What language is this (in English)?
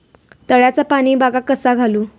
Marathi